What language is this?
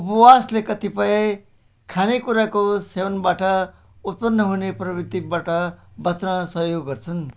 Nepali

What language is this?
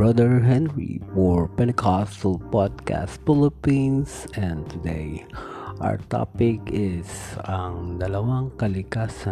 Filipino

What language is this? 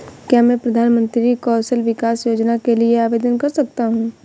Hindi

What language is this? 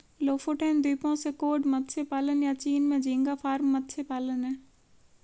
Hindi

